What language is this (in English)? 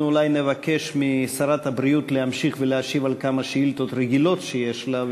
Hebrew